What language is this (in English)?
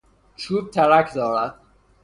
Persian